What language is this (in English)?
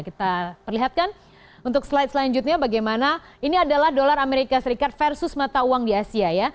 Indonesian